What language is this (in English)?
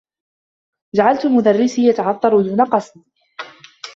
Arabic